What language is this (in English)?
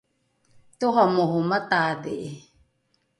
Rukai